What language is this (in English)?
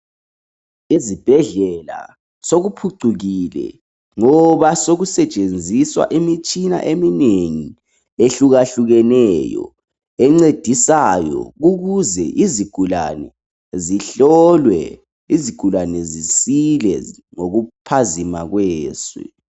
North Ndebele